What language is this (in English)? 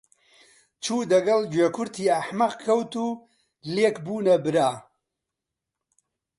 Central Kurdish